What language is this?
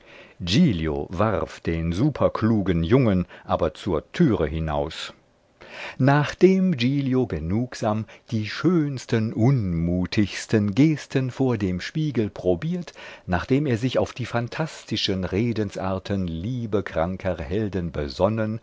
German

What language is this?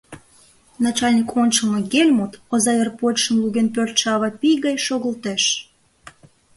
Mari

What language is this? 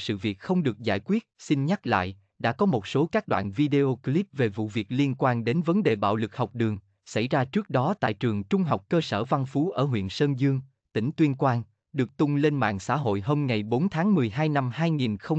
Vietnamese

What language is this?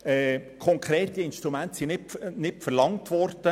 Swiss German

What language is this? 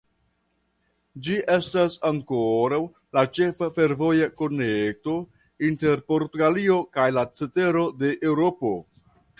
Esperanto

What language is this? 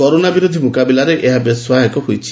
Odia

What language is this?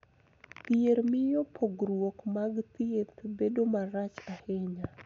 Luo (Kenya and Tanzania)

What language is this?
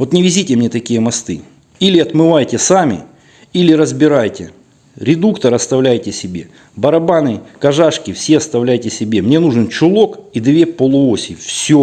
Russian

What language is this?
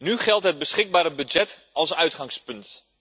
Dutch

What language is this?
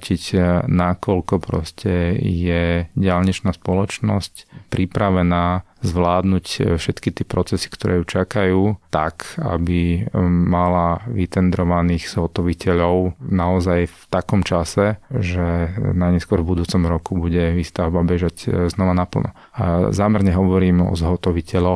Slovak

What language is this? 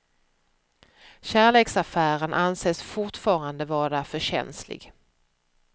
Swedish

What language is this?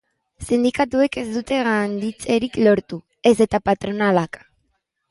Basque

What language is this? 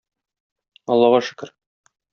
Tatar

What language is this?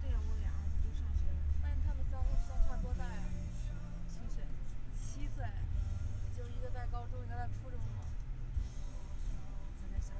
Chinese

